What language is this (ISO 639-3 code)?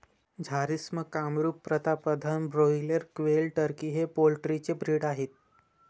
mar